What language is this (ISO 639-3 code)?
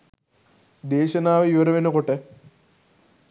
sin